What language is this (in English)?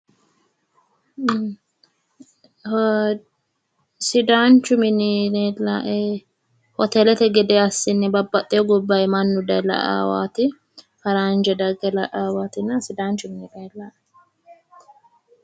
Sidamo